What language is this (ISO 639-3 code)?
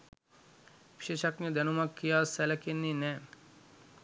sin